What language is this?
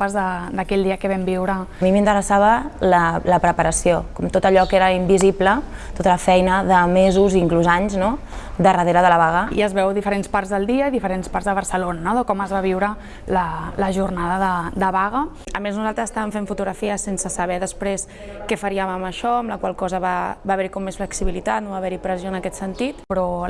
Catalan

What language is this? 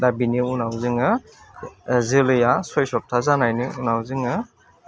Bodo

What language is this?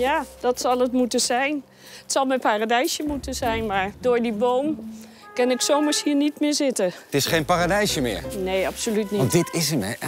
Dutch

